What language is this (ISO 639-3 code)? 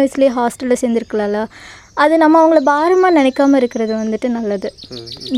tam